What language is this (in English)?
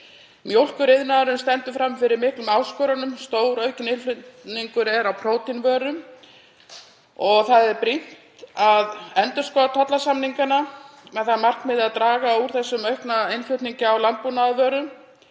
Icelandic